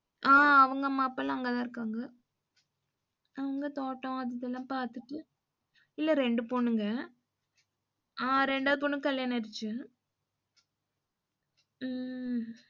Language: Tamil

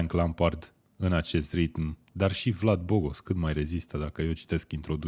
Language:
Romanian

